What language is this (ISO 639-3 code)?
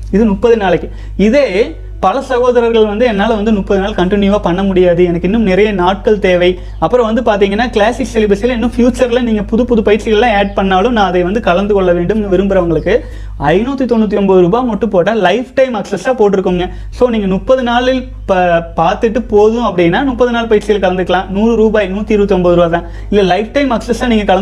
tam